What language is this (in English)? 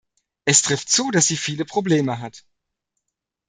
German